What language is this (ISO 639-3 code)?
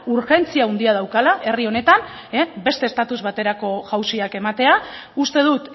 eus